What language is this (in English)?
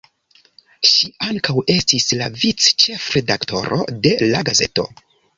Esperanto